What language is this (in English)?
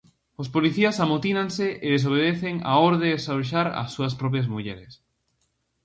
Galician